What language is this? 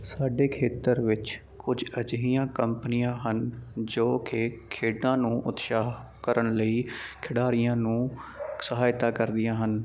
Punjabi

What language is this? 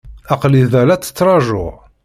Kabyle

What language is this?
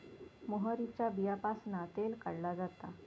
Marathi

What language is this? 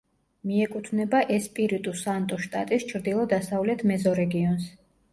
Georgian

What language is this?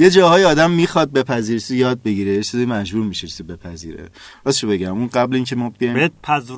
Persian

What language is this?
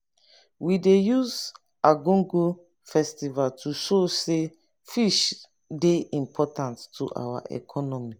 Nigerian Pidgin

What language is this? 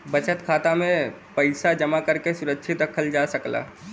Bhojpuri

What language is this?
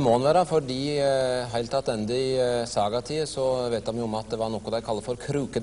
Norwegian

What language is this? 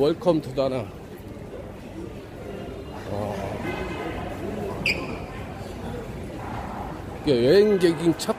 Korean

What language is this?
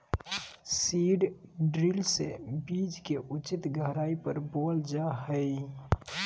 Magahi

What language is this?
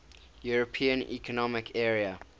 English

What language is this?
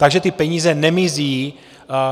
Czech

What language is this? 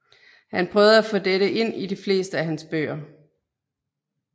Danish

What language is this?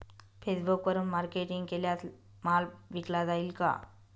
Marathi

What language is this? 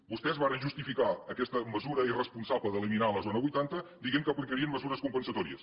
Catalan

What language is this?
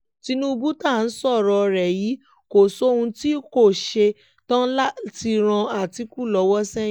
Yoruba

